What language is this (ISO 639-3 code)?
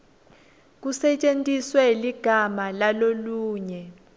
ssw